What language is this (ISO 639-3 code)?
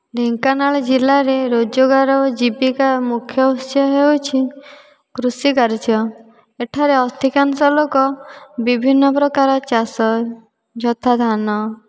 ori